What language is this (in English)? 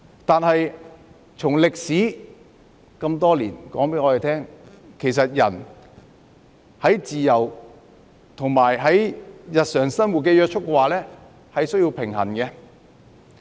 Cantonese